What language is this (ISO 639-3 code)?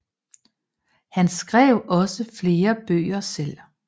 dan